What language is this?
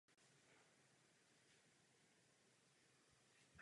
Czech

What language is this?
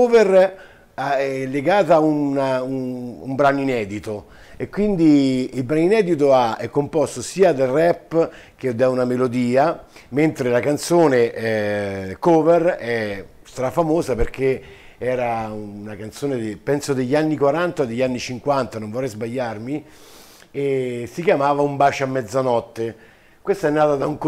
Italian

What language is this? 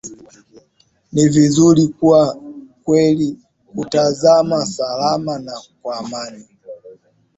Swahili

